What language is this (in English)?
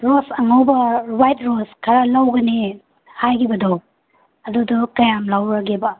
Manipuri